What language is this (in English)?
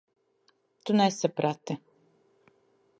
Latvian